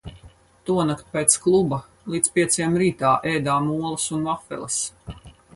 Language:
Latvian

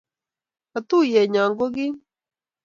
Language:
Kalenjin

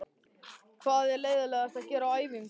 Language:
Icelandic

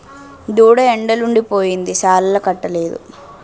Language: Telugu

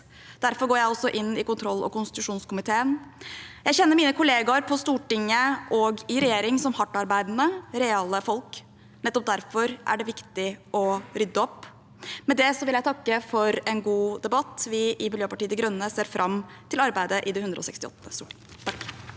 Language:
Norwegian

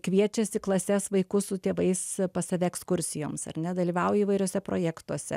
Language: Lithuanian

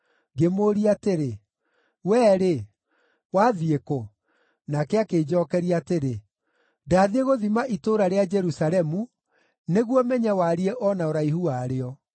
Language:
Kikuyu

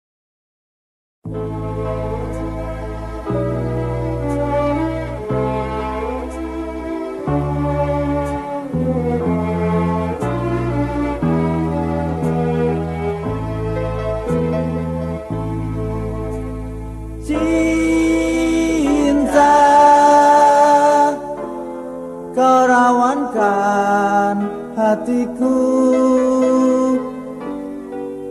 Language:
Indonesian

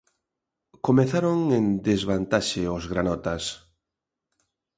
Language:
Galician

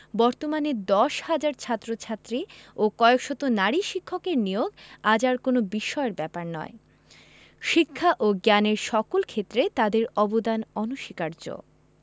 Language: Bangla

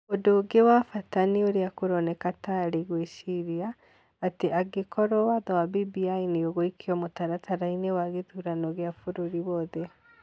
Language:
Kikuyu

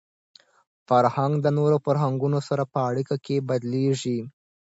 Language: Pashto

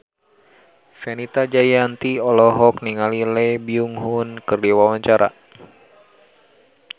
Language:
Sundanese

